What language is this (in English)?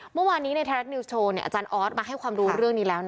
Thai